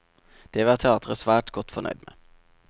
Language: Norwegian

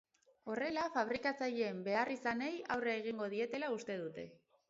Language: Basque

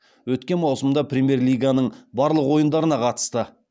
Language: Kazakh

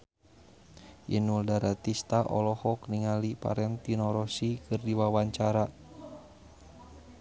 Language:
Sundanese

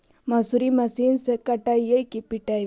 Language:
Magahi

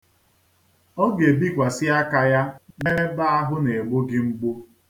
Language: Igbo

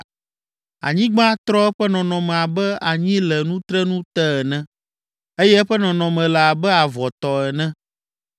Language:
Ewe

